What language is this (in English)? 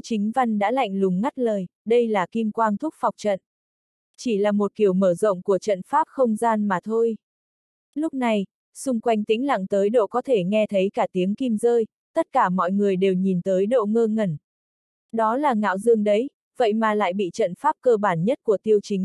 Vietnamese